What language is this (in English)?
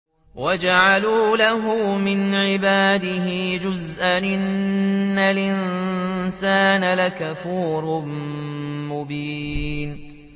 Arabic